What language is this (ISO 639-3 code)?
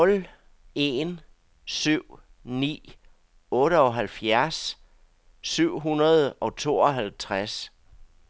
dan